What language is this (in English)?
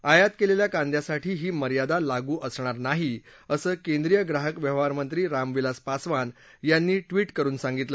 Marathi